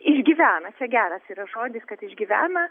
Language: Lithuanian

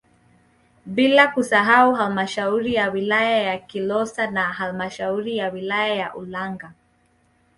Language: Swahili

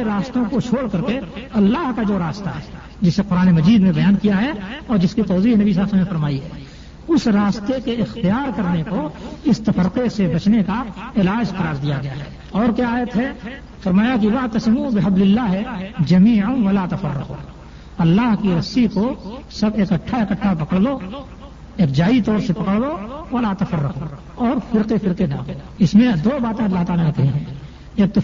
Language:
Urdu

